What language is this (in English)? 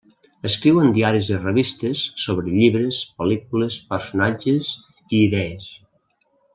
Catalan